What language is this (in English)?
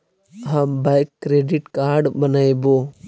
Magahi